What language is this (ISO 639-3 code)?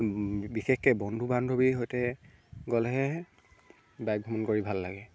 asm